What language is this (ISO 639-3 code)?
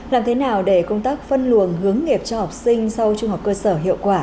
vie